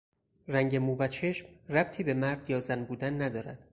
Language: Persian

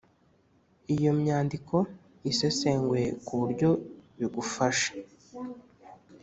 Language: Kinyarwanda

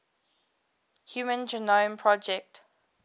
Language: English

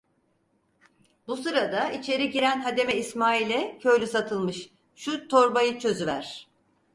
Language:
Turkish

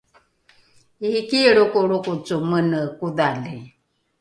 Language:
Rukai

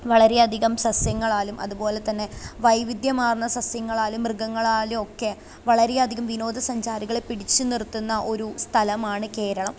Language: Malayalam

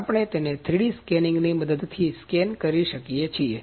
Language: Gujarati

